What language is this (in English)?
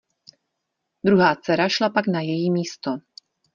Czech